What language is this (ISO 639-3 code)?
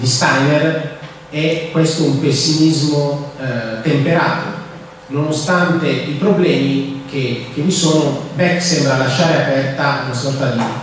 ita